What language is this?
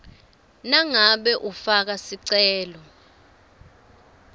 Swati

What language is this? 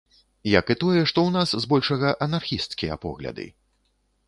Belarusian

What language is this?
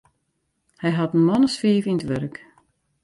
Western Frisian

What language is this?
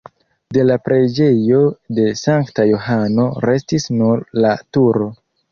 Esperanto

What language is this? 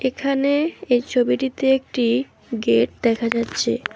Bangla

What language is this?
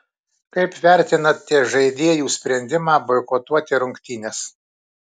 Lithuanian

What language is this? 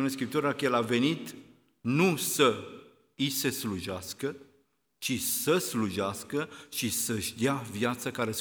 Romanian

